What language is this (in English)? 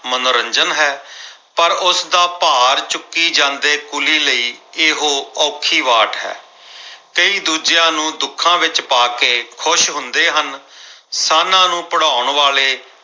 Punjabi